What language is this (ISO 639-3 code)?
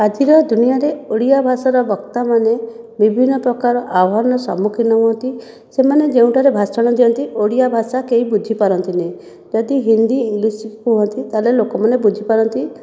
ori